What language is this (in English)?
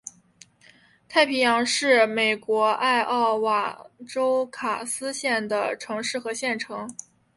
Chinese